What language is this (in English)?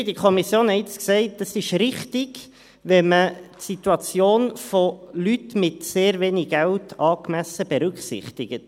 Swiss German